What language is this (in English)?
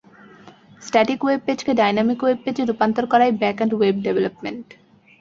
Bangla